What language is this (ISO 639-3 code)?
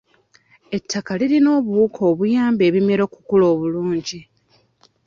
lug